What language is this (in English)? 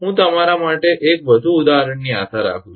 Gujarati